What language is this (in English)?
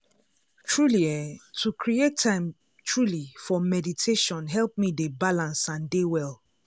Nigerian Pidgin